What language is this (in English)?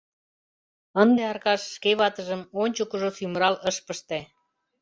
Mari